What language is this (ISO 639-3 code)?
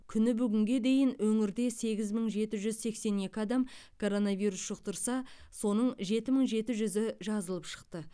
kaz